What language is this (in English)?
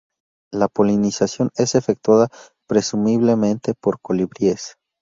Spanish